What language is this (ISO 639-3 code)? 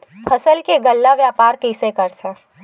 hne